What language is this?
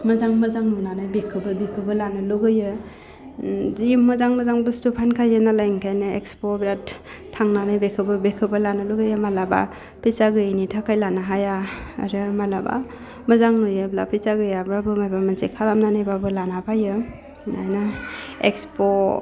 Bodo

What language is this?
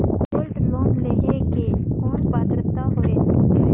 Chhattisgarhi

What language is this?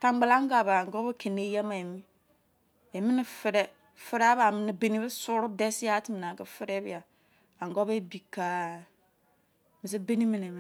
Izon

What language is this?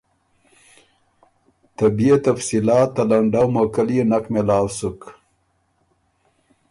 Ormuri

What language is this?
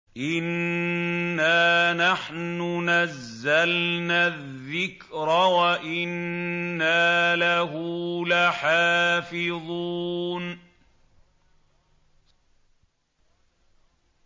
Arabic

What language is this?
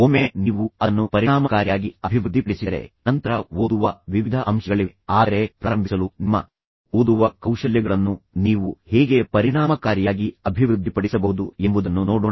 Kannada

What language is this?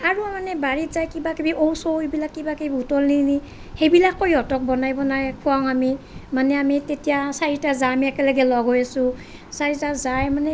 Assamese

